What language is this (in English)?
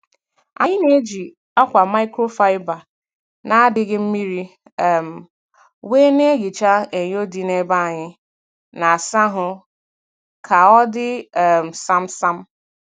Igbo